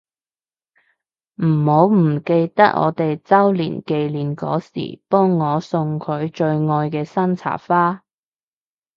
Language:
Cantonese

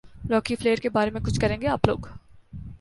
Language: Urdu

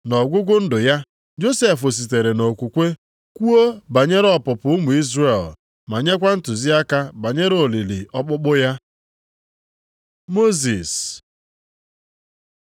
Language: Igbo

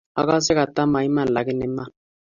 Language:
Kalenjin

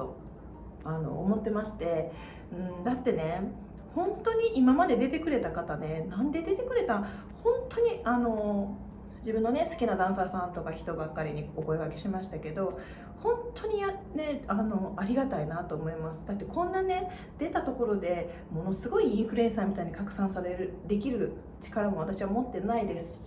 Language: Japanese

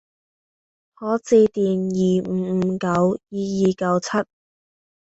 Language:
Cantonese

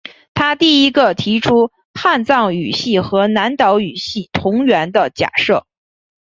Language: Chinese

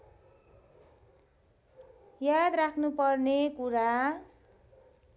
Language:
Nepali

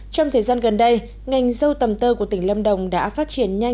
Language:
Vietnamese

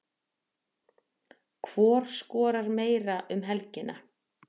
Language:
Icelandic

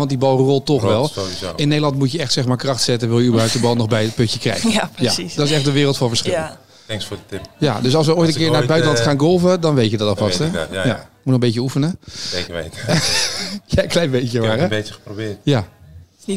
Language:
Dutch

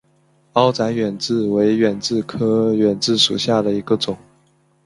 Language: Chinese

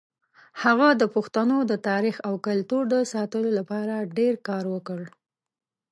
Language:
Pashto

